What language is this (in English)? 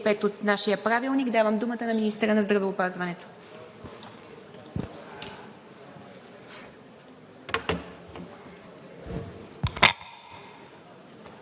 Bulgarian